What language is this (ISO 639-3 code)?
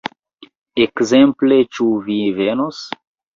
epo